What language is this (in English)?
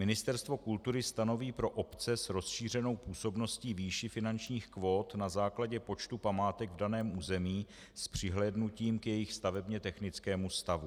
Czech